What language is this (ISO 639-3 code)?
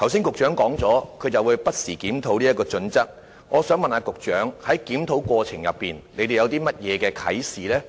yue